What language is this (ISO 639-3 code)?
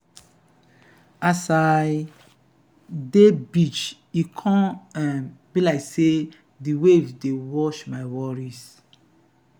pcm